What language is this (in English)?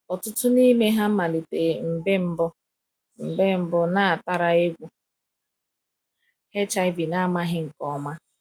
Igbo